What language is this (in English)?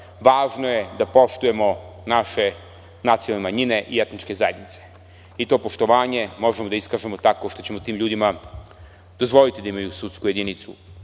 Serbian